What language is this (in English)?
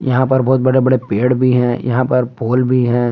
Hindi